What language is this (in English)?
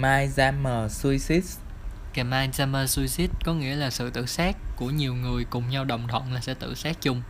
Vietnamese